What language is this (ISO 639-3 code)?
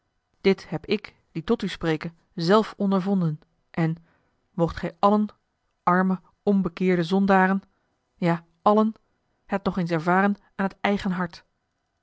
nld